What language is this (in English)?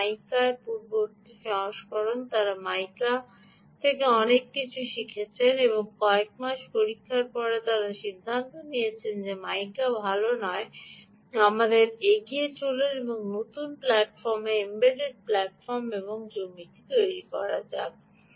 Bangla